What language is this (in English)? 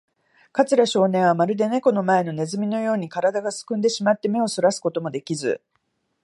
Japanese